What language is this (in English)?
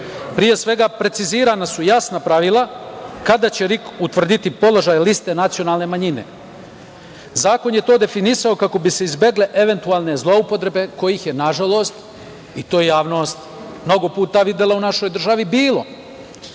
Serbian